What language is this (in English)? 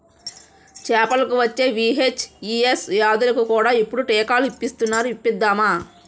Telugu